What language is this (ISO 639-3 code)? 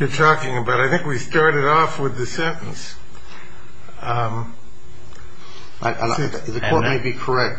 eng